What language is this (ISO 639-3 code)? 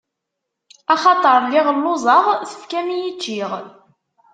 kab